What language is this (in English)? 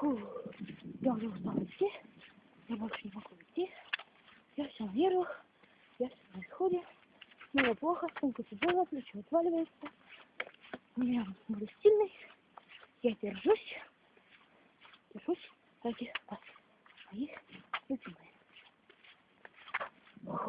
Russian